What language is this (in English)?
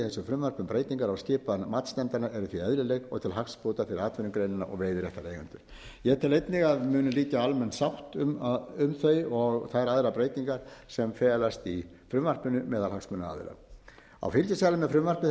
Icelandic